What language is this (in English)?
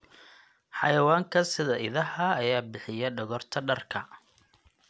Somali